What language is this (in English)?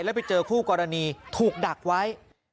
Thai